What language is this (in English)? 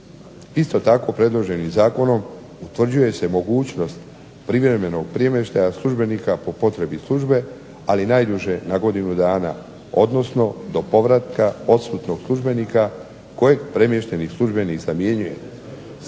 Croatian